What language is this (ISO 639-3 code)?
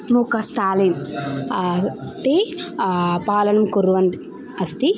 san